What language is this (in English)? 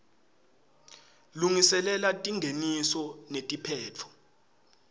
Swati